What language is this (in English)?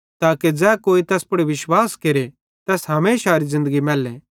Bhadrawahi